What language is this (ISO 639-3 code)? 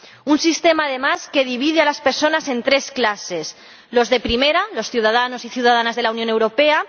spa